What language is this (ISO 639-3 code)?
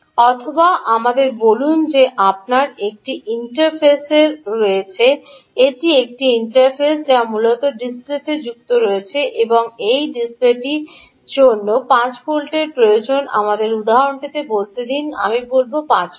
ben